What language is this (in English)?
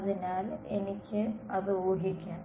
Malayalam